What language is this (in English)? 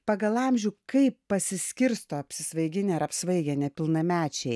Lithuanian